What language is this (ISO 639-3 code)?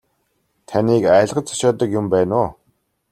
mon